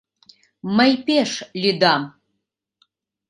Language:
Mari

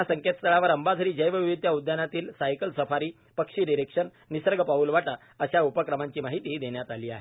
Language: Marathi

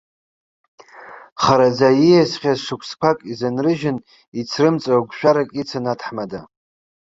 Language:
Abkhazian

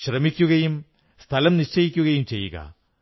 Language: Malayalam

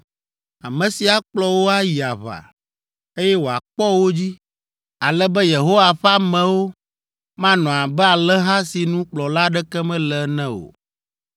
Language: Ewe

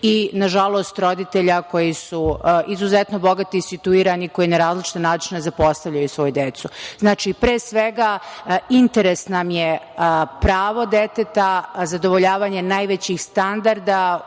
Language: Serbian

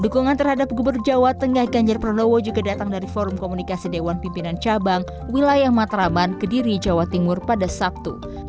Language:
Indonesian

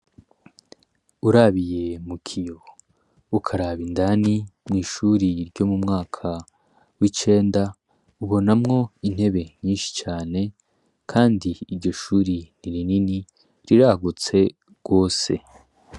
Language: Rundi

